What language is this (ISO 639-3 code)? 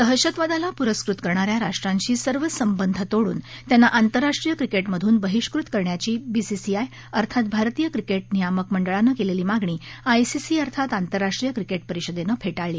mar